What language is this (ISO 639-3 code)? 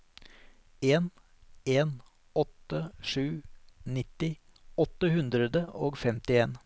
nor